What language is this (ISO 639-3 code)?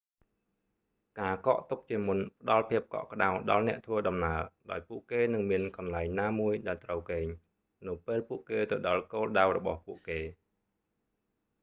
khm